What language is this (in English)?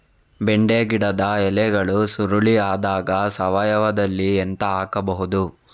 Kannada